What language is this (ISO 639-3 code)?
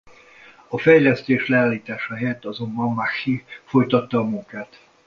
hun